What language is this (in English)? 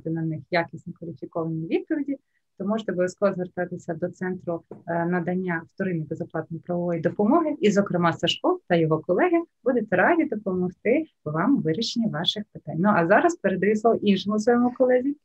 Ukrainian